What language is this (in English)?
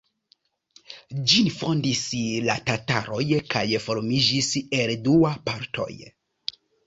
Esperanto